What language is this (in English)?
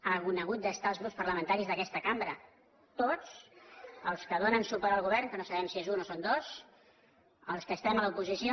Catalan